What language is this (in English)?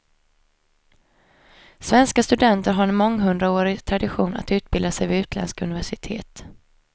Swedish